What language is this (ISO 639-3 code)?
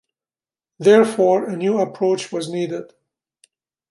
eng